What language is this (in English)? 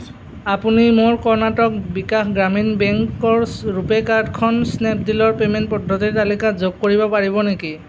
Assamese